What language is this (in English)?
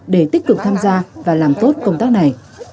Vietnamese